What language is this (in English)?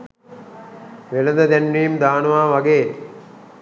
Sinhala